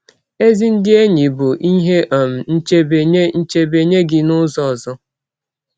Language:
Igbo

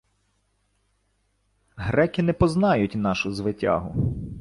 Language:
Ukrainian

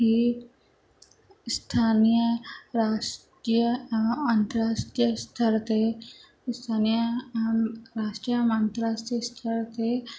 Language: Sindhi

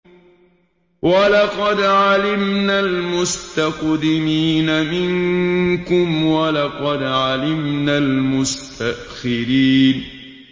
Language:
Arabic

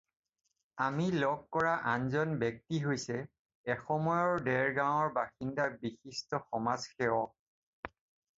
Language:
Assamese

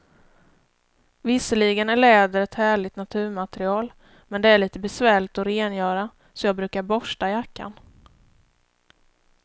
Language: Swedish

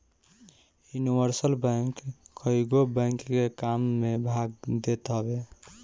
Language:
Bhojpuri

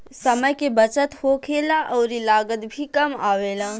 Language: Bhojpuri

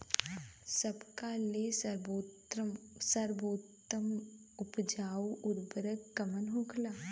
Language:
Bhojpuri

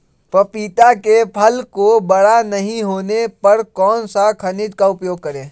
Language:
Magahi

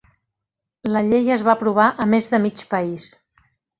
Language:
Catalan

